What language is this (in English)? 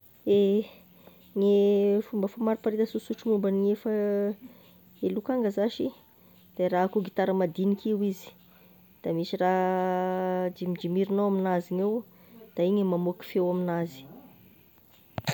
Tesaka Malagasy